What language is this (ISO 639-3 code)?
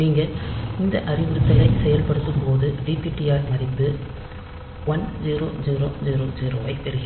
tam